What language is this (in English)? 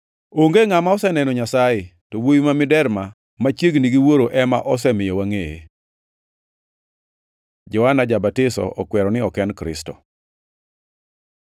Luo (Kenya and Tanzania)